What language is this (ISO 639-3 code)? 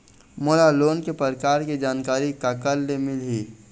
hne